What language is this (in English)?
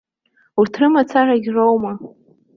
Abkhazian